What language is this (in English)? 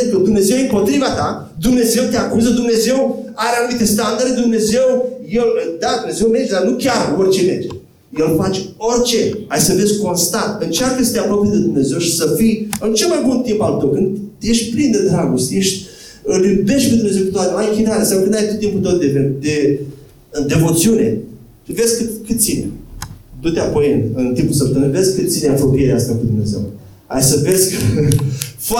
Romanian